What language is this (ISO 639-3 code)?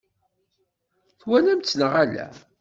kab